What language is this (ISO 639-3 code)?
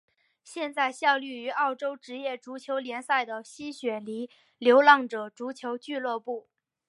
zho